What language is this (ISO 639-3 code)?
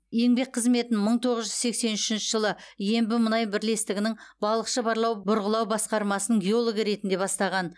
kaz